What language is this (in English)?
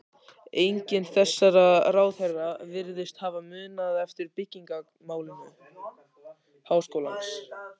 Icelandic